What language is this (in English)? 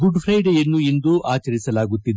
Kannada